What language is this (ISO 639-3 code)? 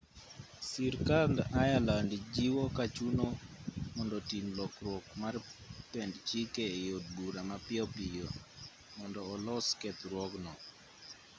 luo